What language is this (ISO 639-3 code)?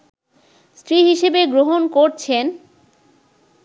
ben